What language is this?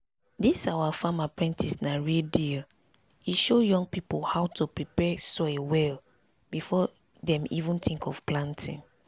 Nigerian Pidgin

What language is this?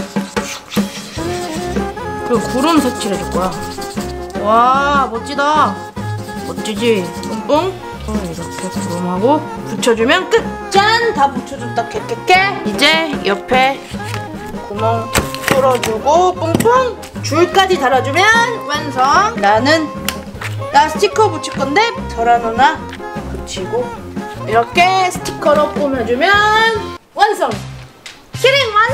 Korean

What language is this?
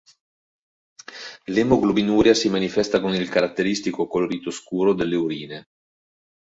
Italian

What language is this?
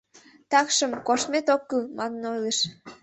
Mari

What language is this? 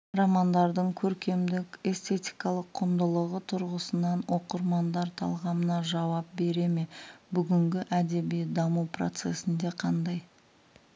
Kazakh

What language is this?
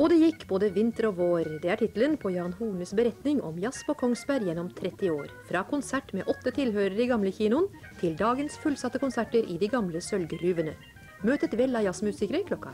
Norwegian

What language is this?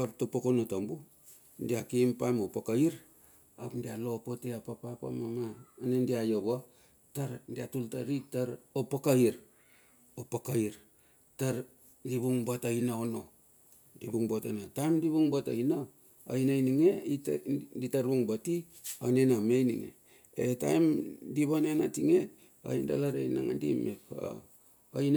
Bilur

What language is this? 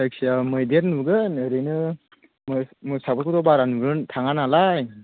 Bodo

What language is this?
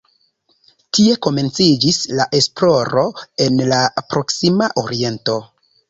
Esperanto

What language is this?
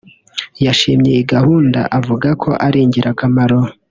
Kinyarwanda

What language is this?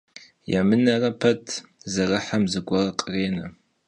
Kabardian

